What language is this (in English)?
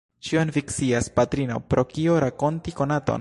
Esperanto